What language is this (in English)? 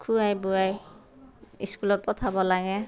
Assamese